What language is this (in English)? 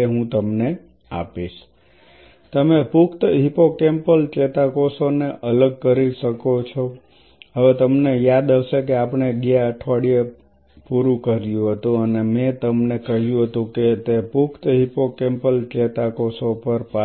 Gujarati